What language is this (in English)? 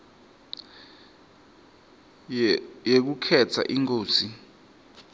Swati